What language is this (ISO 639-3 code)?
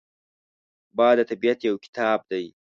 pus